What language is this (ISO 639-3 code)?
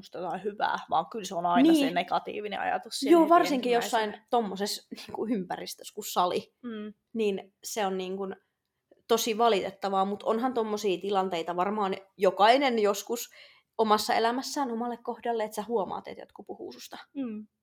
fin